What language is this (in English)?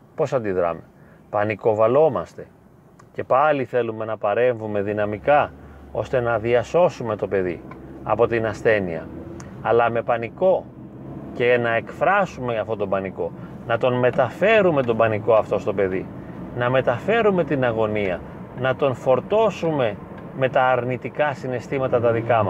Greek